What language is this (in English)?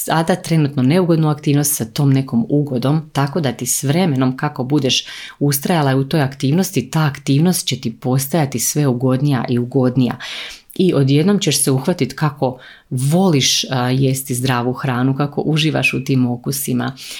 Croatian